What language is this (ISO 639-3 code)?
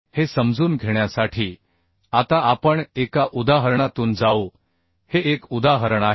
mar